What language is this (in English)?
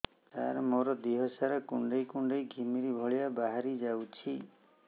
Odia